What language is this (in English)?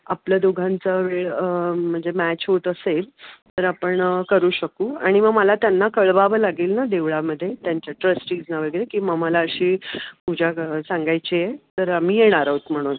Marathi